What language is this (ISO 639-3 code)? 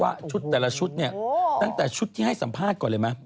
tha